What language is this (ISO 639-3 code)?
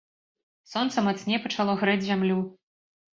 bel